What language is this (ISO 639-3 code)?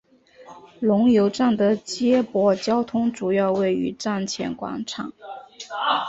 zho